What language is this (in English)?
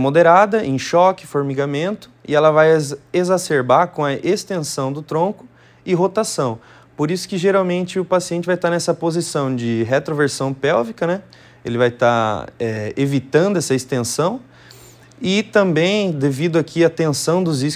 Portuguese